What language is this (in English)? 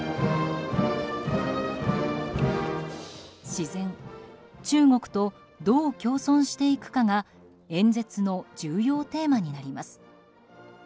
Japanese